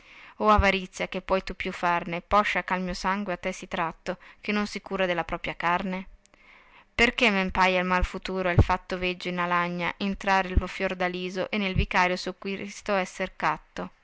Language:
Italian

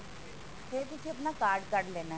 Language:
Punjabi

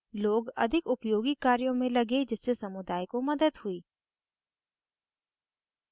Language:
Hindi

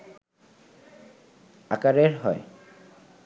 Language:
Bangla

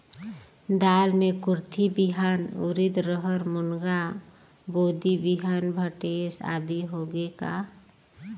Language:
Chhattisgarhi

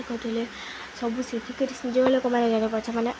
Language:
Odia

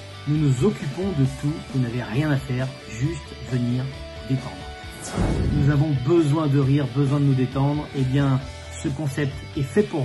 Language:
French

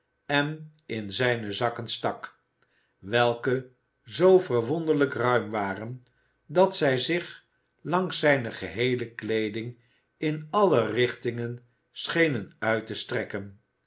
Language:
Dutch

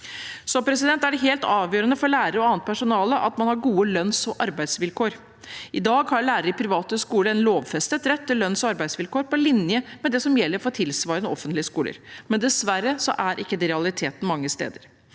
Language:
Norwegian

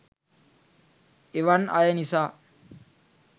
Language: Sinhala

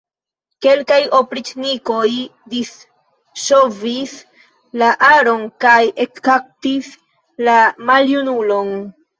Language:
Esperanto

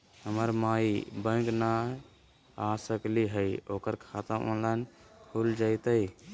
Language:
Magahi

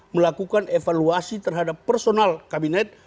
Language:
Indonesian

